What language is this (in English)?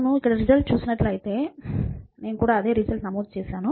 Telugu